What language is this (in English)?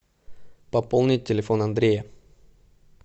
Russian